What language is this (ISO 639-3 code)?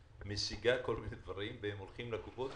heb